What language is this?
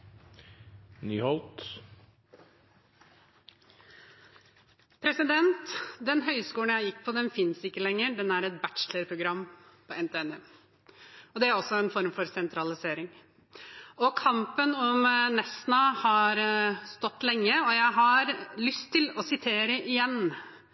Norwegian Bokmål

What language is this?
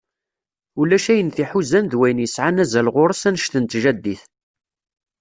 Kabyle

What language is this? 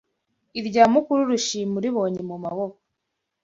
Kinyarwanda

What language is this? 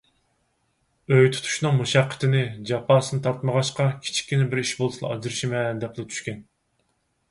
Uyghur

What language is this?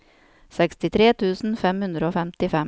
Norwegian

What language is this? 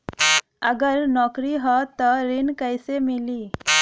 Bhojpuri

